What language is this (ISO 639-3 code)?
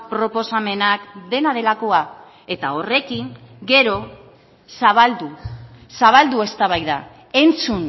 eus